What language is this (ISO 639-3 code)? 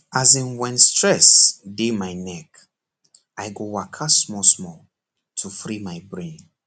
pcm